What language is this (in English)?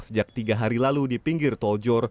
Indonesian